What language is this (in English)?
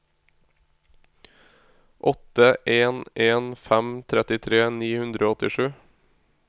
Norwegian